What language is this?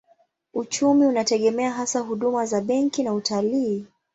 Swahili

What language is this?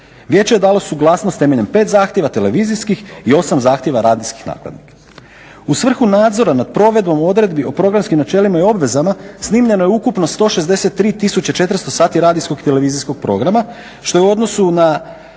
Croatian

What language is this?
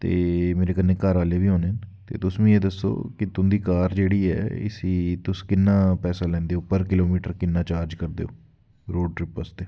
Dogri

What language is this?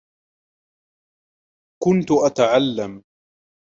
Arabic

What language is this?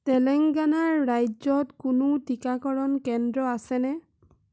Assamese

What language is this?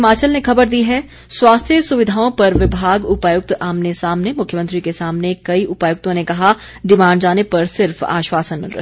Hindi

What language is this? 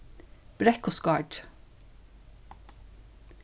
Faroese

